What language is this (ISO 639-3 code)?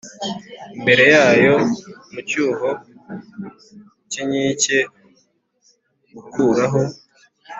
kin